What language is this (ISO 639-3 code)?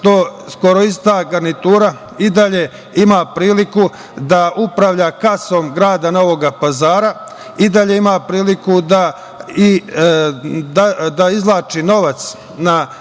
srp